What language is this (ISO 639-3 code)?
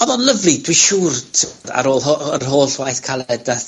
cym